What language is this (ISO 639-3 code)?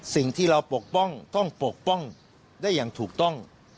tha